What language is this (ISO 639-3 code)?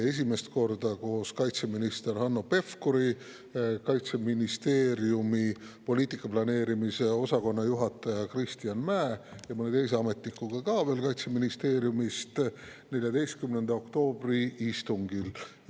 est